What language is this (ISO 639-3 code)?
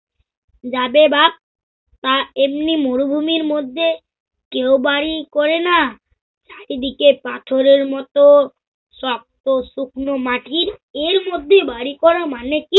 ben